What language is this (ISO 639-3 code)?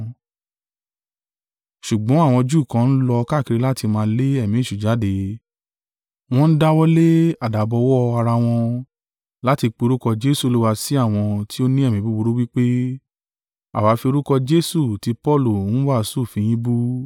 yor